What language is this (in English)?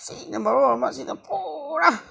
Manipuri